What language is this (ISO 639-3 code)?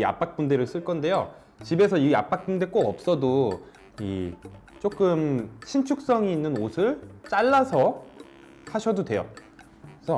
kor